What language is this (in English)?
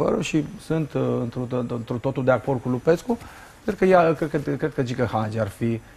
Romanian